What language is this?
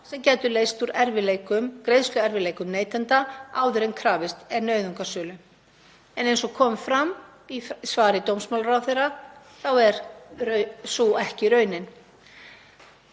Icelandic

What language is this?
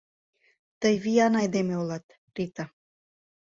Mari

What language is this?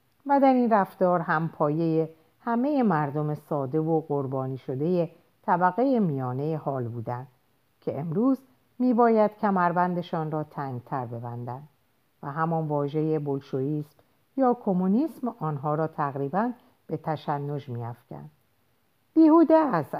Persian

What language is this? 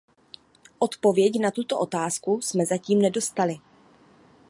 Czech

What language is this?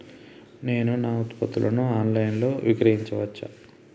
Telugu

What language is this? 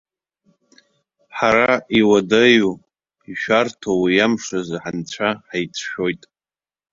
Abkhazian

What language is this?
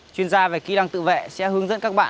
Vietnamese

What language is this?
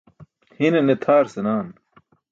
Burushaski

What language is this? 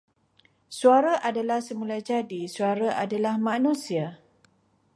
Malay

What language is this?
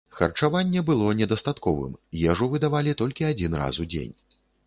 Belarusian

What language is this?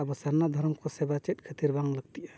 Santali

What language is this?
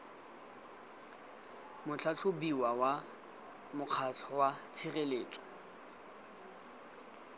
Tswana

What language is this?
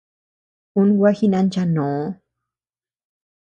Tepeuxila Cuicatec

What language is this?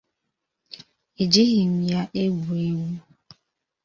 Igbo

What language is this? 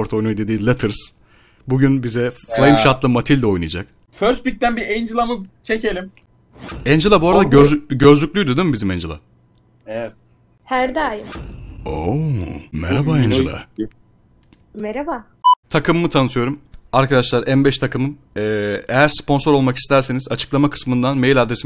Turkish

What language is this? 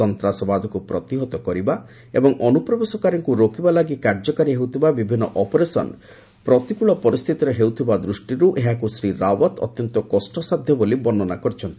Odia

